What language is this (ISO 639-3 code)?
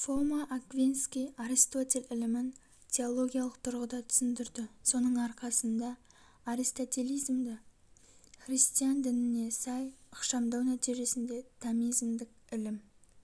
kaz